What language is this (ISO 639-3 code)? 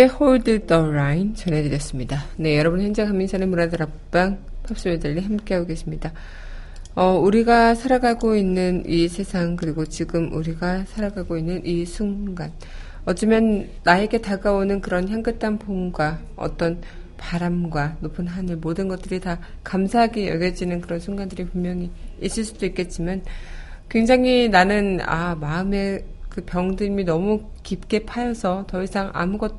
kor